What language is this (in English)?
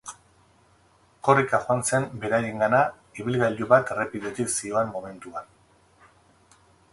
Basque